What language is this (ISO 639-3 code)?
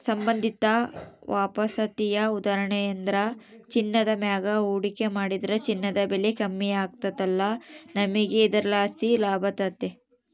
kan